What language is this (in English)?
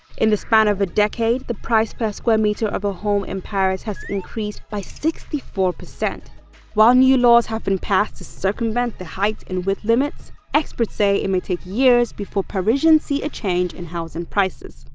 English